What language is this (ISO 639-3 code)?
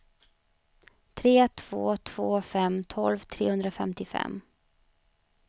swe